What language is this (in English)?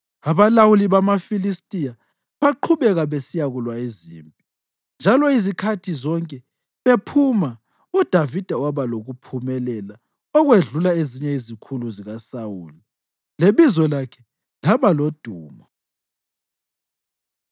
North Ndebele